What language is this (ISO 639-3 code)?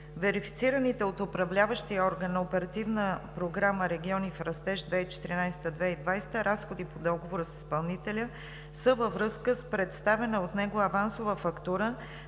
bul